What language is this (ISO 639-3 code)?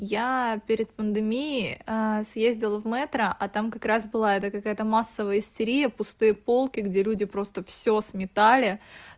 rus